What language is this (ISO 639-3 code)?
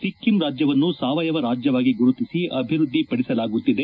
kan